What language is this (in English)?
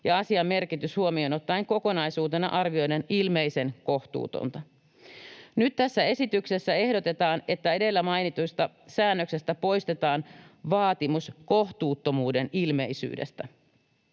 Finnish